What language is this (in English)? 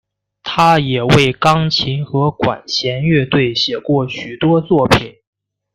Chinese